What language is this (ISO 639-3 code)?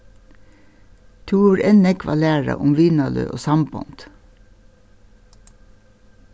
fao